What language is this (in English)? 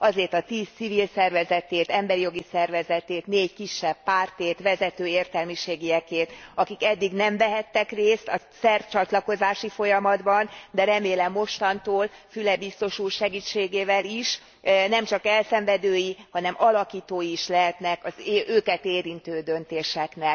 Hungarian